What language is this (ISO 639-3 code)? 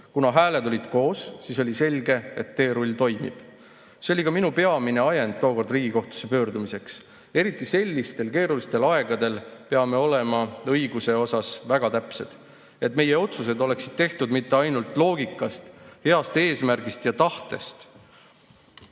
est